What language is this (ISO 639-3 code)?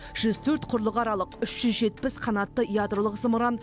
kaz